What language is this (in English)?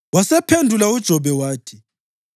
North Ndebele